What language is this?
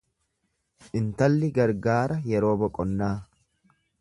Oromo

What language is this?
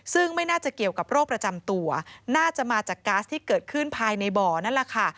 Thai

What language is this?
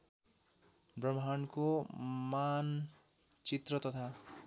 Nepali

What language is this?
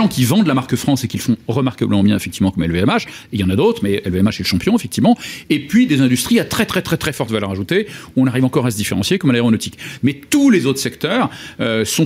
French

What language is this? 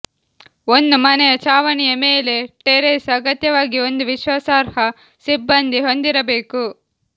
Kannada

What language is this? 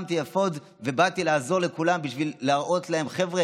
Hebrew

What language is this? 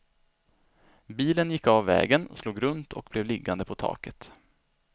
Swedish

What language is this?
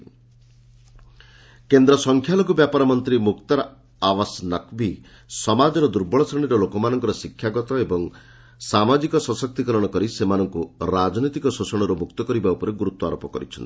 Odia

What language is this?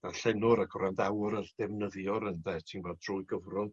Welsh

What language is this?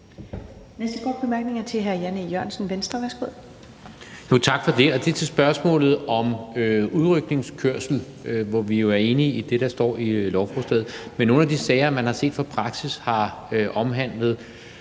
Danish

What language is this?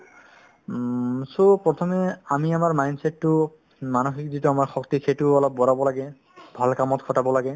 Assamese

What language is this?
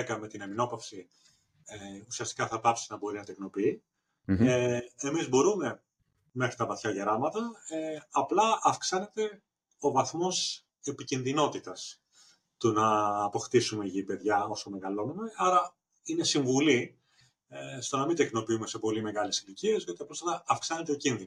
Greek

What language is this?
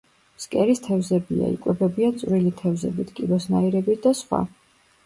Georgian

